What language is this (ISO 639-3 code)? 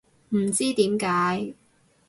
yue